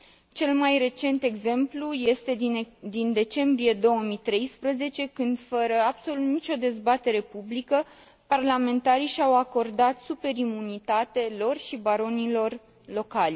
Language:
Romanian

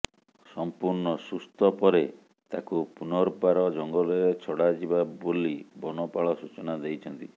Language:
Odia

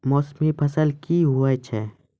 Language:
Maithili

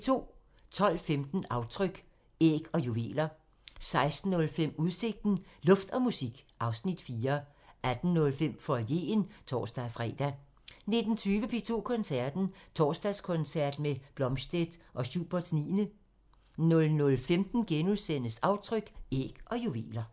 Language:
Danish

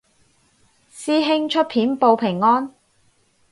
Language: Cantonese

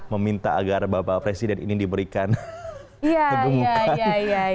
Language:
Indonesian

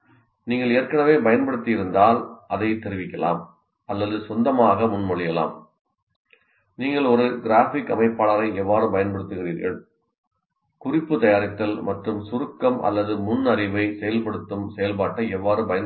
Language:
Tamil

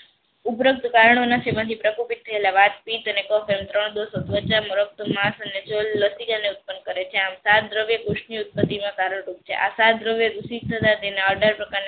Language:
Gujarati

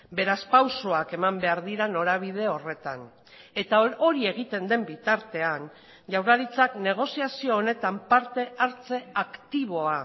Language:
Basque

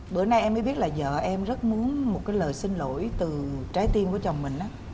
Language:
Vietnamese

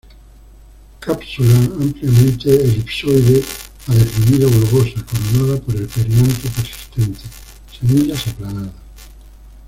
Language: Spanish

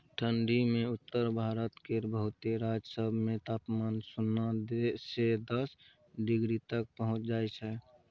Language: Maithili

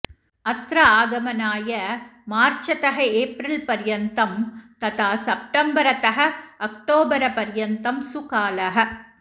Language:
Sanskrit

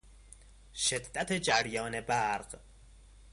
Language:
Persian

